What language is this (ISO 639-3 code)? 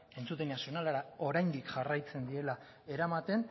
eus